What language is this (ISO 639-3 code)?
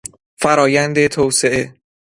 fas